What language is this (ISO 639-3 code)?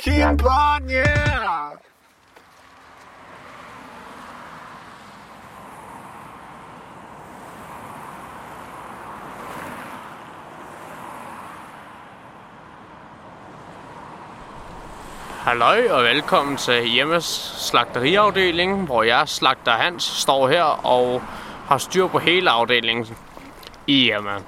dan